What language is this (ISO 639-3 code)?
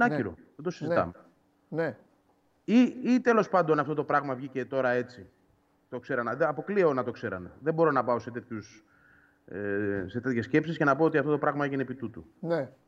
ell